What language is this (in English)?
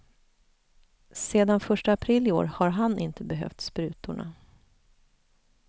Swedish